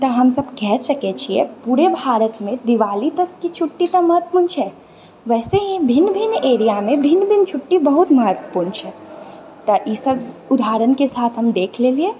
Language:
Maithili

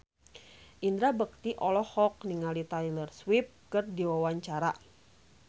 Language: Sundanese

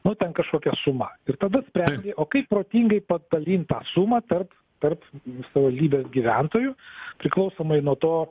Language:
Lithuanian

